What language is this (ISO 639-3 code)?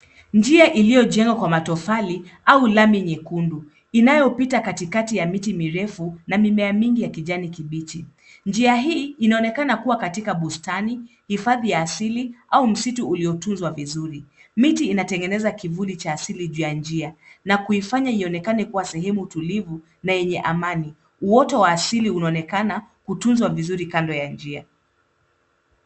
swa